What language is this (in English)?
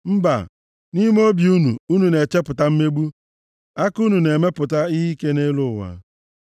Igbo